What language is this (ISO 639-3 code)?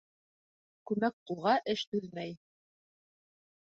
bak